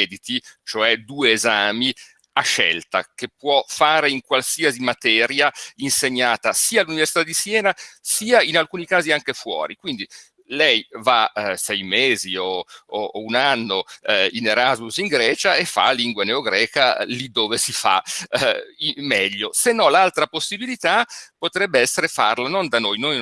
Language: Italian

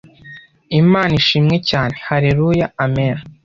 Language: Kinyarwanda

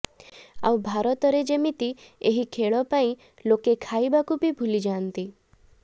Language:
Odia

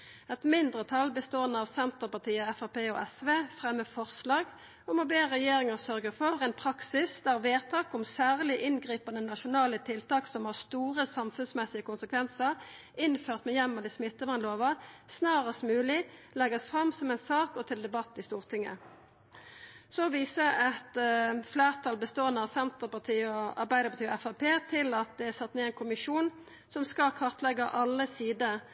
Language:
Norwegian Nynorsk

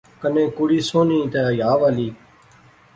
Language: Pahari-Potwari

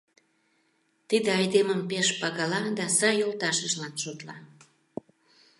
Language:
Mari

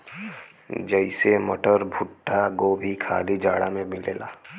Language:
Bhojpuri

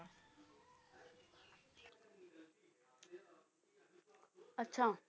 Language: Punjabi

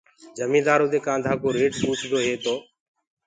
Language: Gurgula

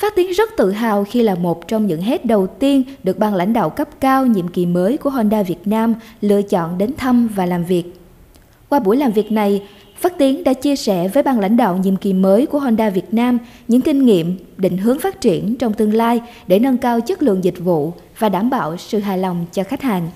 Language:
Vietnamese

